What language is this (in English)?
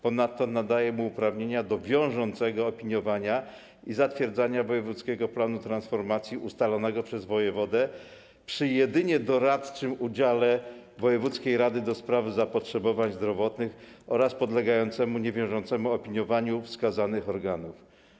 Polish